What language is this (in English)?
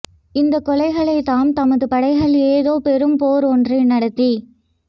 Tamil